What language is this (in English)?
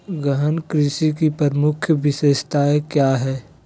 Magahi